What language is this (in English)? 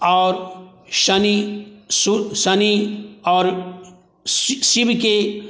Maithili